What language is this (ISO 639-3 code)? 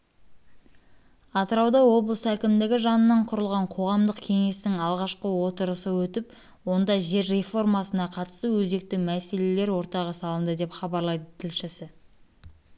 kaz